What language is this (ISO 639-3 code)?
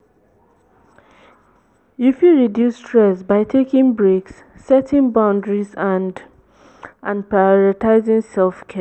pcm